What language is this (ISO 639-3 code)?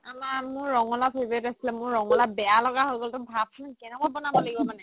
asm